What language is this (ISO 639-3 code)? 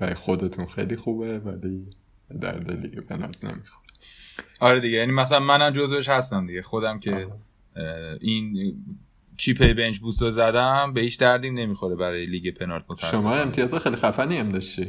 fas